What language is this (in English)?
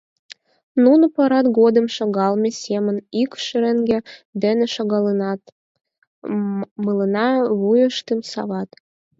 Mari